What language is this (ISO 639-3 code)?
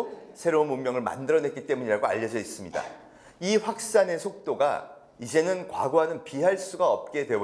kor